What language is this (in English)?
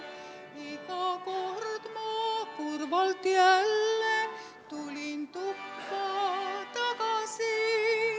Estonian